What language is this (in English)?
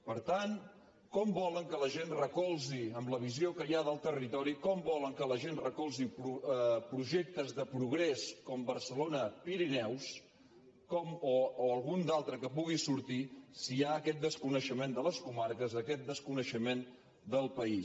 Catalan